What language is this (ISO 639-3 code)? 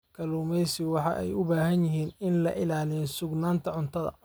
som